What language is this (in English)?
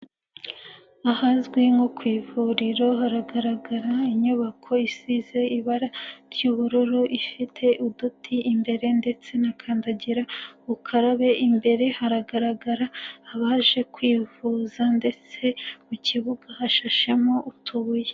Kinyarwanda